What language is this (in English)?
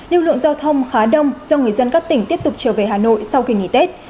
Vietnamese